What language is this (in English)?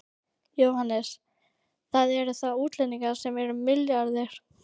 Icelandic